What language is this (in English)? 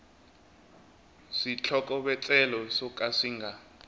Tsonga